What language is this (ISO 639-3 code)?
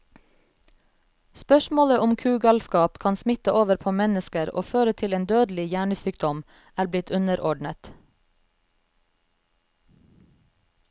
nor